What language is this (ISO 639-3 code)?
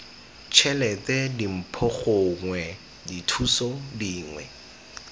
tsn